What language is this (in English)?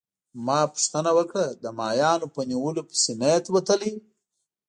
Pashto